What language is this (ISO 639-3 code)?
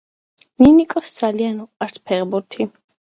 kat